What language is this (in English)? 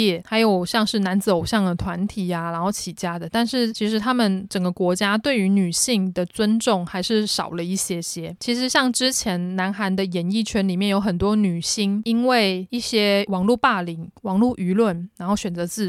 Chinese